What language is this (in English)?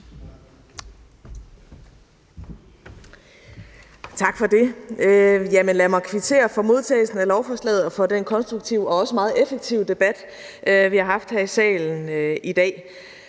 Danish